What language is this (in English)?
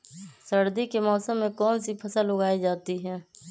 Magahi